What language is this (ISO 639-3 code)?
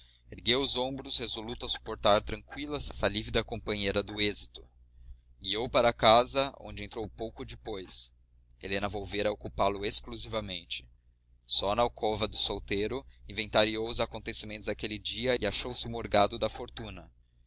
por